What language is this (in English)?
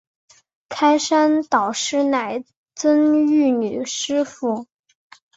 Chinese